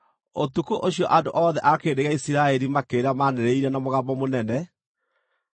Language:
Kikuyu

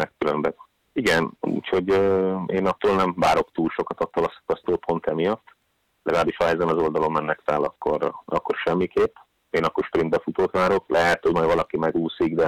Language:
Hungarian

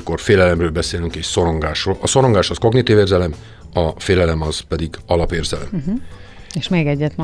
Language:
Hungarian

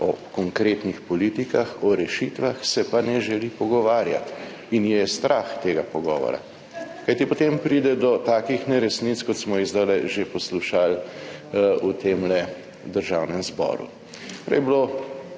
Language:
Slovenian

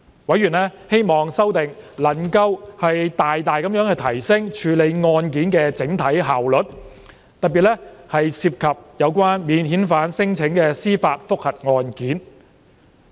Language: Cantonese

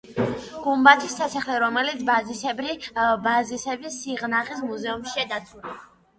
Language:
Georgian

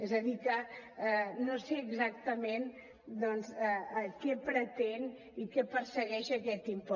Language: Catalan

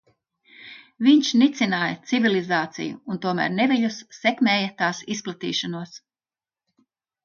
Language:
Latvian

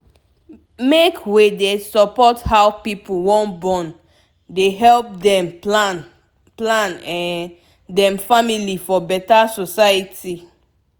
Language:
Nigerian Pidgin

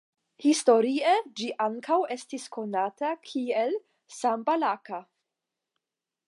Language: Esperanto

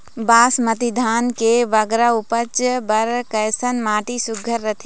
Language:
Chhattisgarhi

